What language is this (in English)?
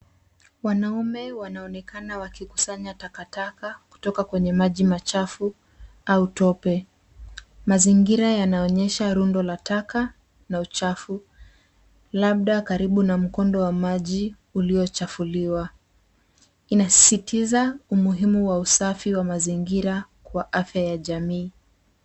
Swahili